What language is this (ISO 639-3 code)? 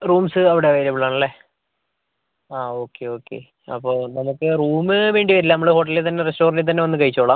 mal